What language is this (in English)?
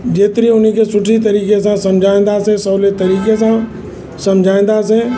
Sindhi